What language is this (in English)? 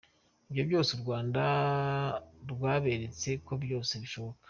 Kinyarwanda